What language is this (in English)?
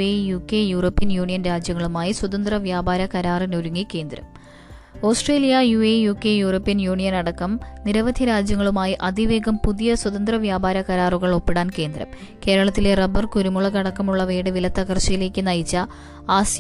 Malayalam